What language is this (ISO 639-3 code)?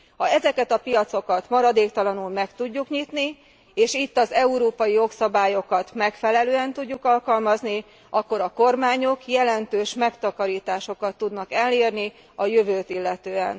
hun